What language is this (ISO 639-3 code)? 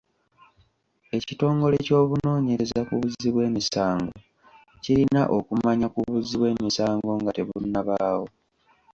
lug